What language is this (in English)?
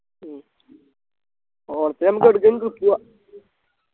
Malayalam